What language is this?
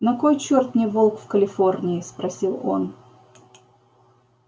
Russian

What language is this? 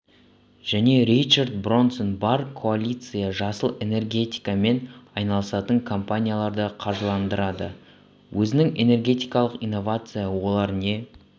Kazakh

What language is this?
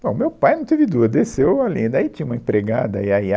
Portuguese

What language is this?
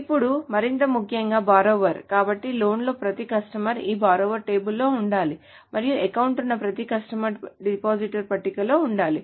Telugu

